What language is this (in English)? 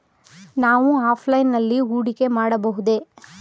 Kannada